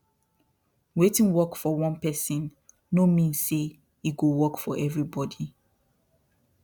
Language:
Nigerian Pidgin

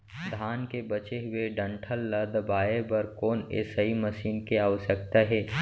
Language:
Chhattisgarhi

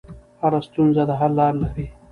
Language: Pashto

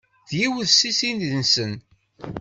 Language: Kabyle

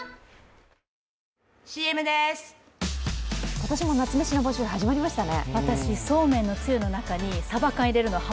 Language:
Japanese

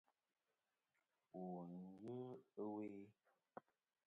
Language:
Kom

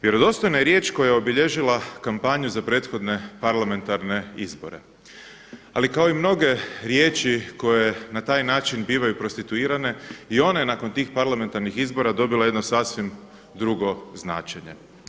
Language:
Croatian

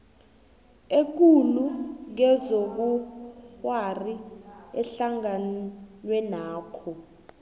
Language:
South Ndebele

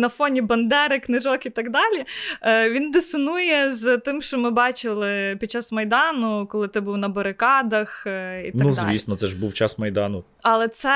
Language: Ukrainian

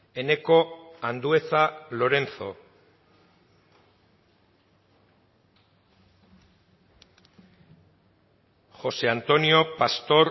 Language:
Basque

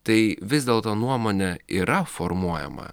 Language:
Lithuanian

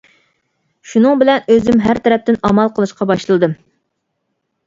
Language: Uyghur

